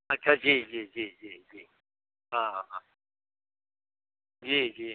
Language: Hindi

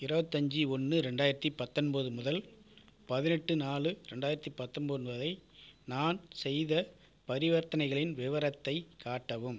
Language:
Tamil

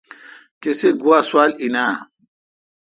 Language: Kalkoti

